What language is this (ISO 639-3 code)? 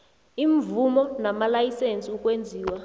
nbl